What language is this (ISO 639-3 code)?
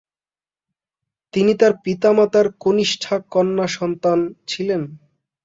ben